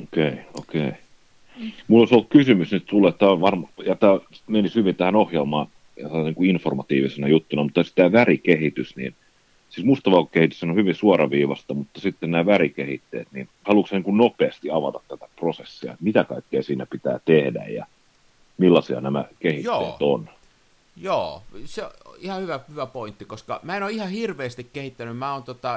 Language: Finnish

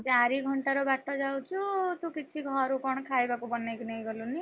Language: Odia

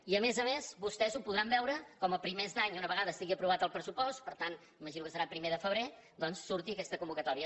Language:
Catalan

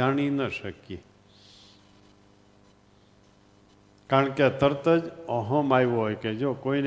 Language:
Gujarati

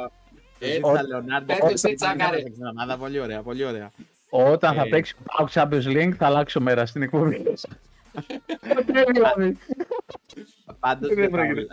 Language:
Greek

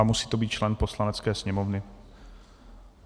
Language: Czech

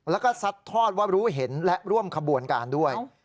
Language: Thai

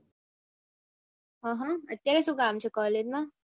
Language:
Gujarati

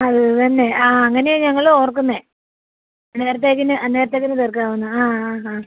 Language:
Malayalam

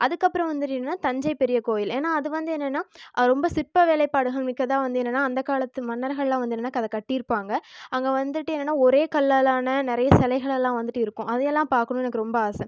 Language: Tamil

